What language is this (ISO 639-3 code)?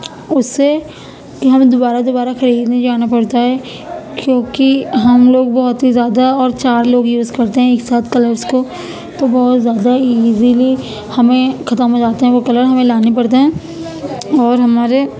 urd